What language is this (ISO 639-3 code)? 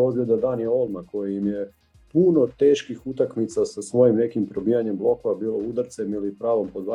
hrv